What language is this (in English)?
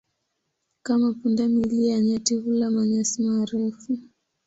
Swahili